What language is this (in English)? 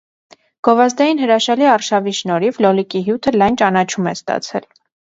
Armenian